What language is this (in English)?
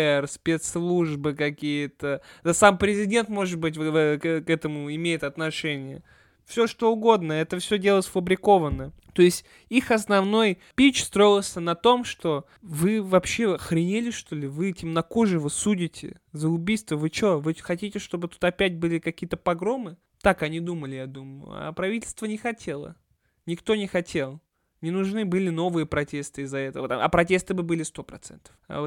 Russian